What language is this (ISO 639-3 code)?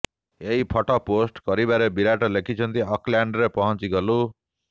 ori